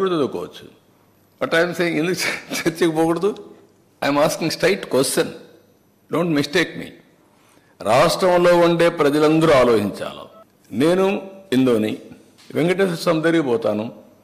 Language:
Telugu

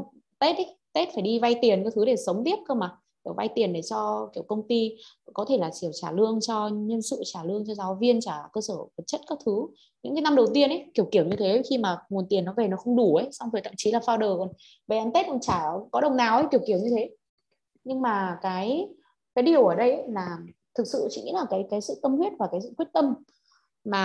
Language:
Vietnamese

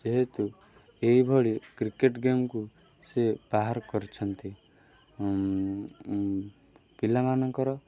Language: Odia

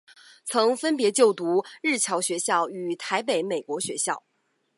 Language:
Chinese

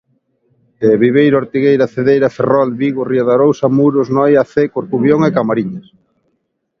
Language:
Galician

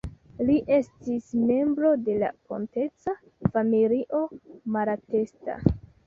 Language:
Esperanto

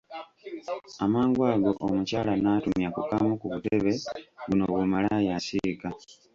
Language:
Ganda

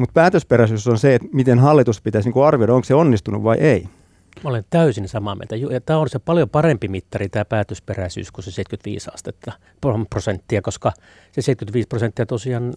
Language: Finnish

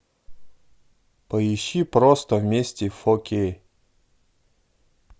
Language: Russian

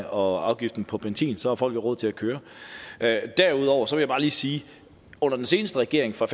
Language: Danish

